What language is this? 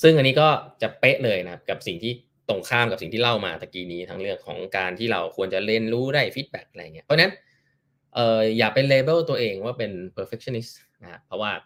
Thai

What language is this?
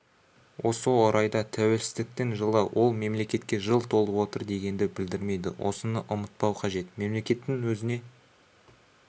Kazakh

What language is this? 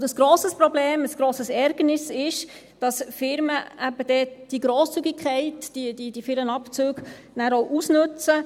Swiss German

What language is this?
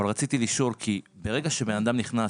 Hebrew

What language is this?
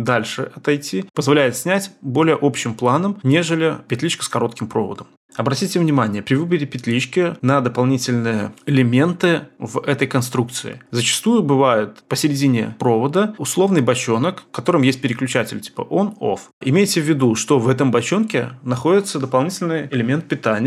Russian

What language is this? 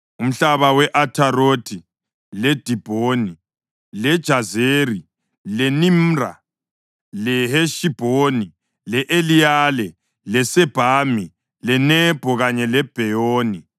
North Ndebele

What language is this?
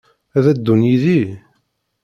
Kabyle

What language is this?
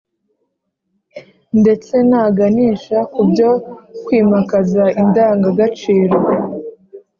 Kinyarwanda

